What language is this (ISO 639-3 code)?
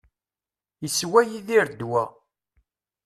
kab